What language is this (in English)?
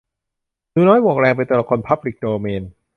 Thai